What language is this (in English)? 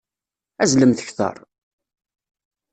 Kabyle